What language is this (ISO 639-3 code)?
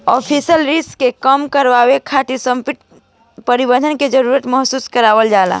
bho